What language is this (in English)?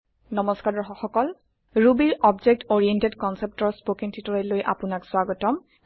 Assamese